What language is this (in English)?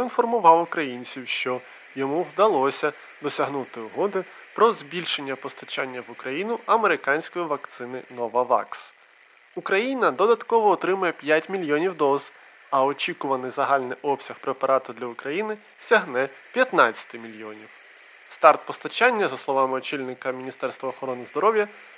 Ukrainian